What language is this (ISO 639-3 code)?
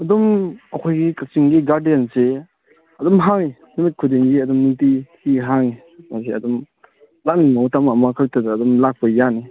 mni